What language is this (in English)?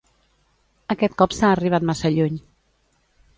Catalan